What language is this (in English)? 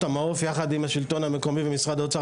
Hebrew